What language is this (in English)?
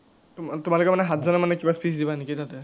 Assamese